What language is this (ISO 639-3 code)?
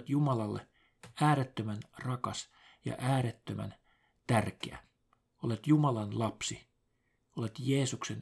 fin